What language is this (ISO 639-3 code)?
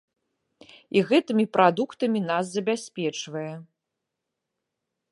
bel